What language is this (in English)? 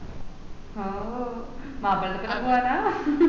Malayalam